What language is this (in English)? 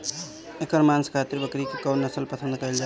Bhojpuri